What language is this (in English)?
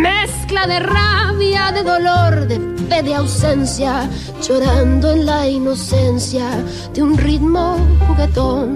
Hungarian